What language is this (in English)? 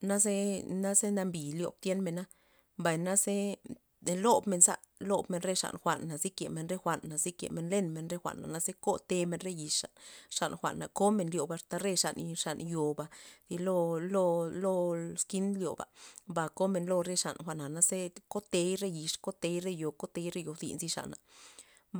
Loxicha Zapotec